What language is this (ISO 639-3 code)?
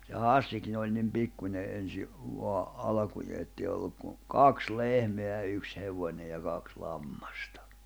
fin